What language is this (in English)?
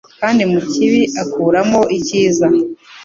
Kinyarwanda